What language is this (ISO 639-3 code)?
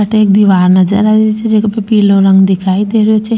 raj